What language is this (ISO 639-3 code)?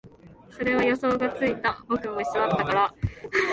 jpn